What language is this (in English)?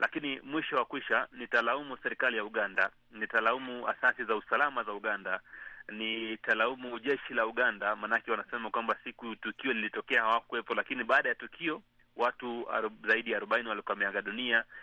Swahili